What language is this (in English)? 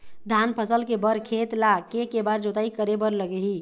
Chhattisgarhi